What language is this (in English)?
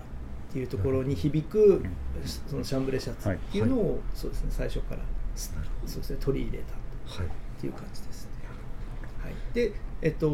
Japanese